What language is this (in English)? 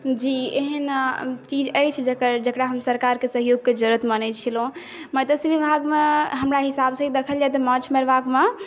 Maithili